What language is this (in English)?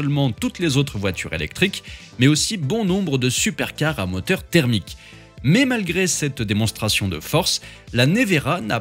French